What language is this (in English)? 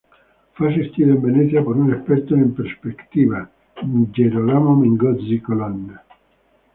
Spanish